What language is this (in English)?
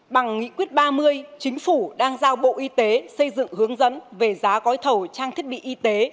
Vietnamese